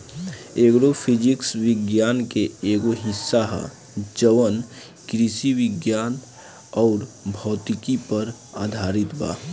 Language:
Bhojpuri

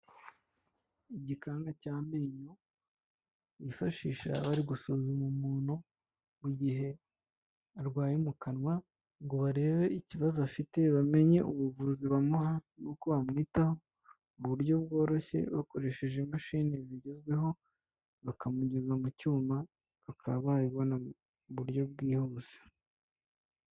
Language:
Kinyarwanda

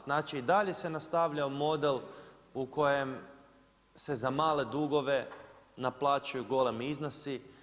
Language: Croatian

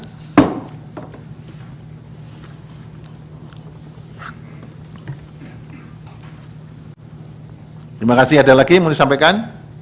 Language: Indonesian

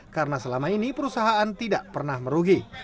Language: Indonesian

